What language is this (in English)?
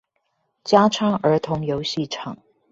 Chinese